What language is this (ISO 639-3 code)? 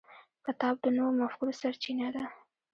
pus